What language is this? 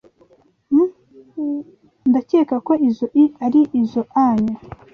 Kinyarwanda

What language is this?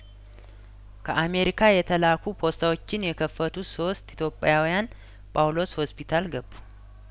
Amharic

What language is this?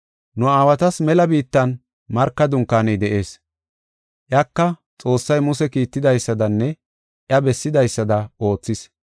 Gofa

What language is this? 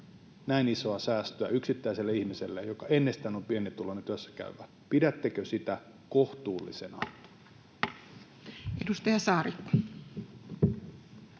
Finnish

